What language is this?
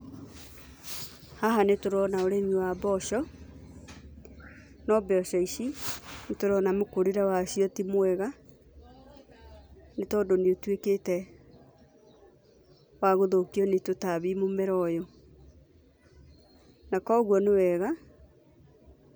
Kikuyu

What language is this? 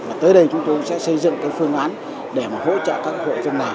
Vietnamese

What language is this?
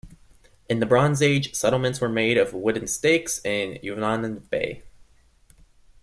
English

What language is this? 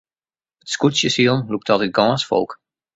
Western Frisian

